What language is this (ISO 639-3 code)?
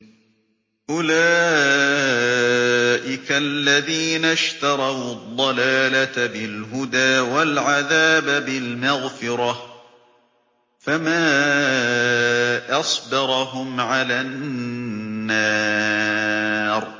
ara